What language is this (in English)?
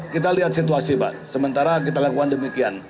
Indonesian